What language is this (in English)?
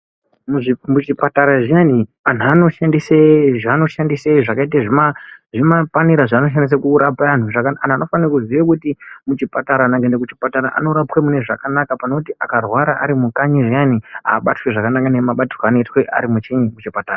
Ndau